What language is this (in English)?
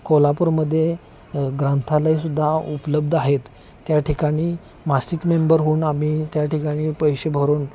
Marathi